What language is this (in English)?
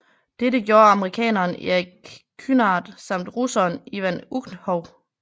Danish